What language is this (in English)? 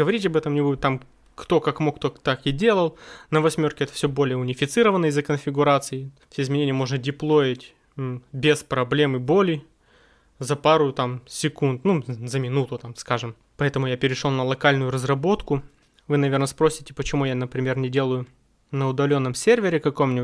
Russian